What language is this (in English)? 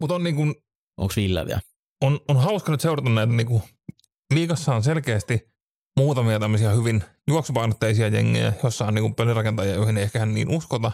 Finnish